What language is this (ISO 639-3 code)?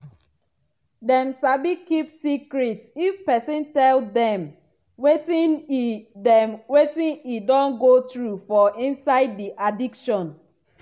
pcm